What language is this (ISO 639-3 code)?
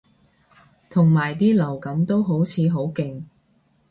yue